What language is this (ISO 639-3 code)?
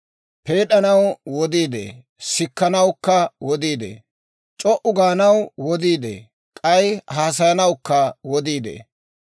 dwr